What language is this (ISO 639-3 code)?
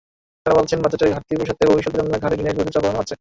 ben